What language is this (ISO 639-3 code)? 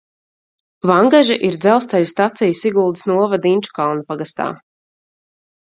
lav